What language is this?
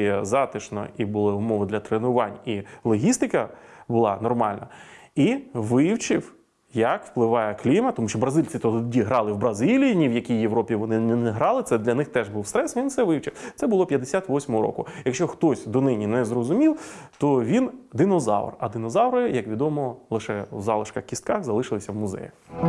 Ukrainian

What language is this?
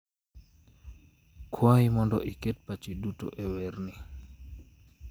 Luo (Kenya and Tanzania)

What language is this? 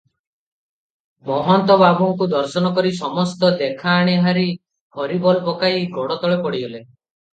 Odia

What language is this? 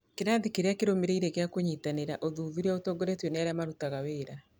Kikuyu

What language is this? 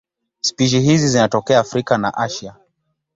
Swahili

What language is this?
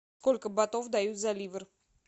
Russian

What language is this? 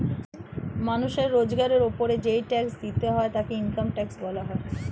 Bangla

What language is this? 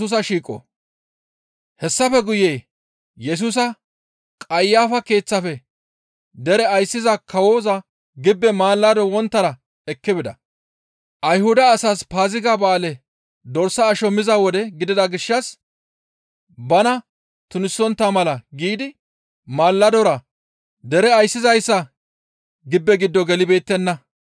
Gamo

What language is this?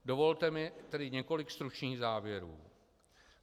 Czech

